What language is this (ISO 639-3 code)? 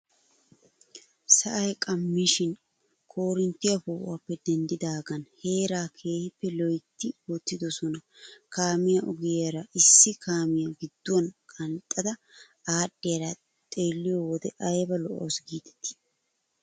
wal